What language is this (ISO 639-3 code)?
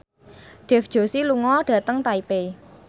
jav